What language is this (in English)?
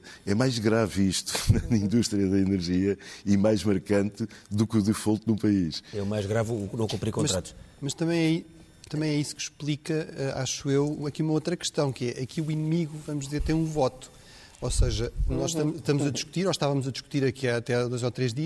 Portuguese